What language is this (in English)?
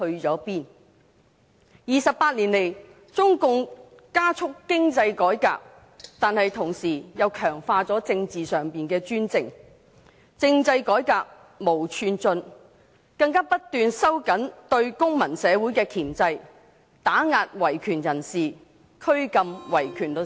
Cantonese